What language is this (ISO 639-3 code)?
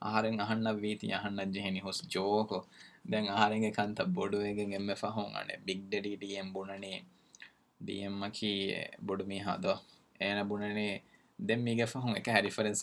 urd